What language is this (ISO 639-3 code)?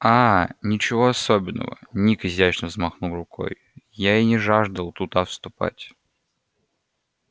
rus